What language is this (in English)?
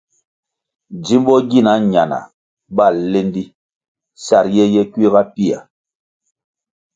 Kwasio